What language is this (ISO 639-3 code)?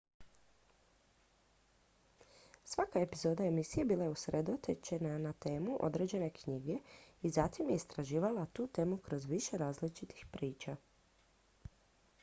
hrv